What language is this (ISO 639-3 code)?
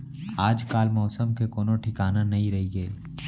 hne